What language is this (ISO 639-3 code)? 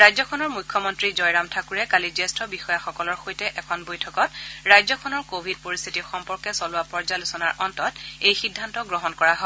asm